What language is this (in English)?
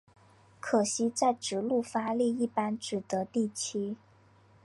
Chinese